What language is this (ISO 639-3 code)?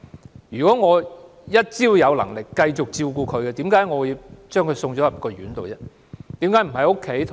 yue